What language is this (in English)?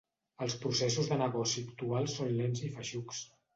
Catalan